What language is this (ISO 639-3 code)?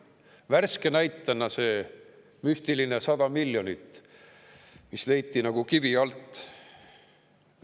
est